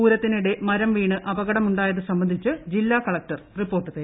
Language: Malayalam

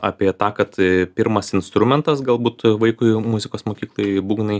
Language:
Lithuanian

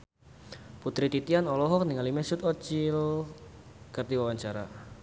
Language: Sundanese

